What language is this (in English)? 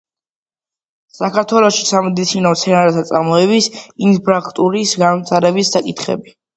Georgian